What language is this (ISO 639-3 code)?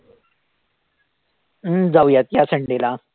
mar